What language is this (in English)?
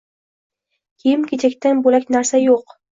Uzbek